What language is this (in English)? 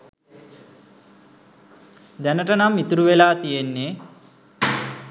Sinhala